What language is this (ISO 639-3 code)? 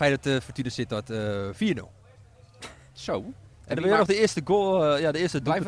nld